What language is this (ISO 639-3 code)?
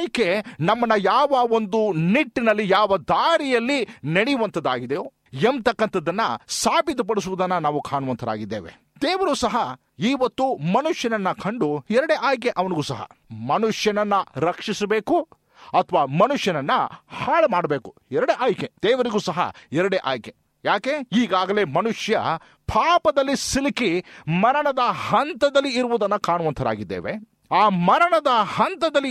kan